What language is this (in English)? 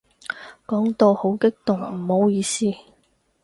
Cantonese